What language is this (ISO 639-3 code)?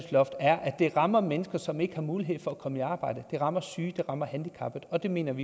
dan